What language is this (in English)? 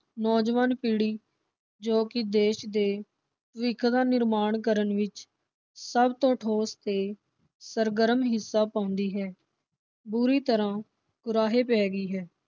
Punjabi